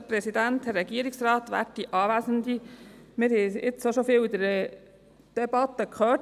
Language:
Swiss German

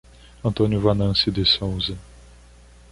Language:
Portuguese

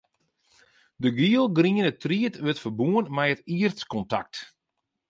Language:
Western Frisian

